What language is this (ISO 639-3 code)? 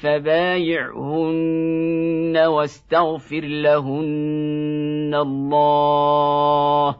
ara